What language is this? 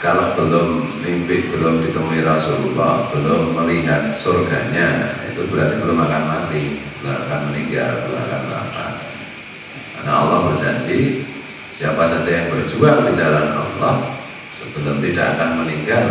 Indonesian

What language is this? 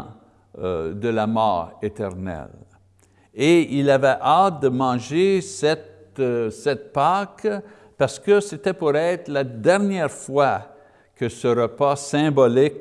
French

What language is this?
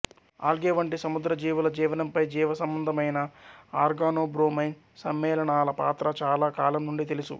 Telugu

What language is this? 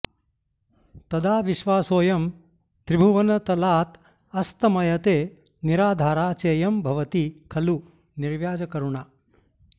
Sanskrit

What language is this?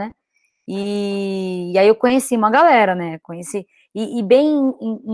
Portuguese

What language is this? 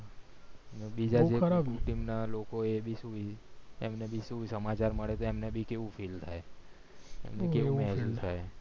Gujarati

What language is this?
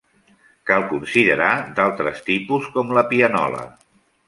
Catalan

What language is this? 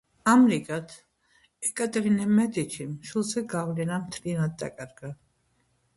Georgian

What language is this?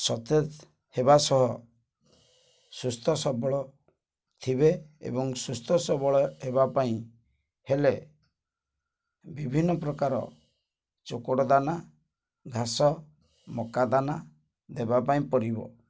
Odia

